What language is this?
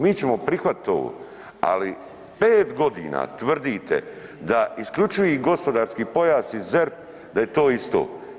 Croatian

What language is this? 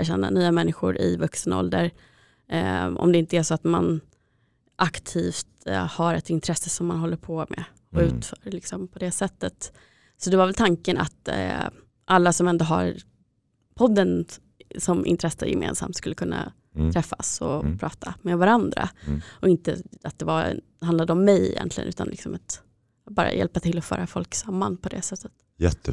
Swedish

